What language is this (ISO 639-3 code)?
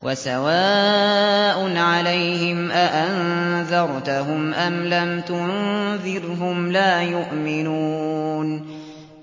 ara